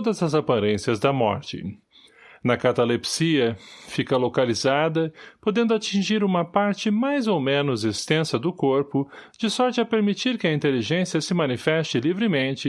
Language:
Portuguese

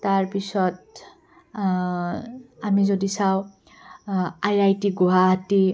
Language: Assamese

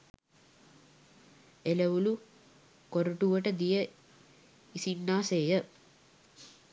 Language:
Sinhala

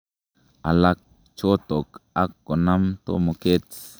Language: Kalenjin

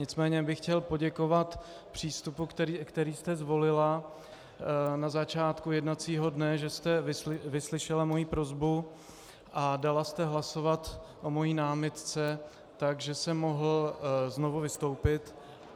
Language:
Czech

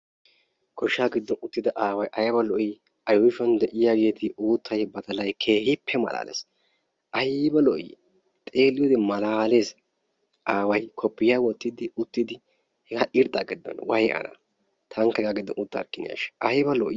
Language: Wolaytta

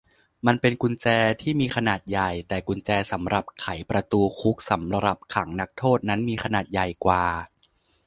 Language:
Thai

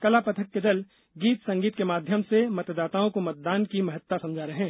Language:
Hindi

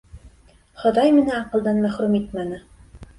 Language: Bashkir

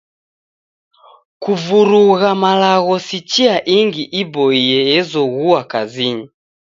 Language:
Taita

